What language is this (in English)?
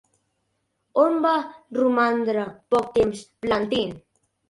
Catalan